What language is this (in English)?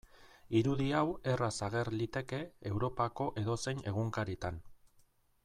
Basque